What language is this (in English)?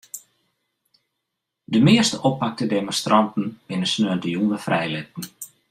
Western Frisian